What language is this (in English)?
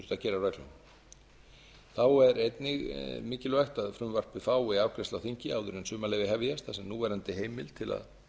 Icelandic